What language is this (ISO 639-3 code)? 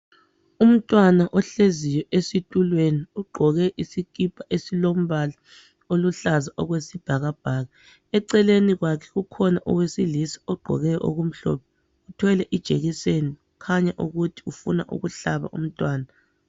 nde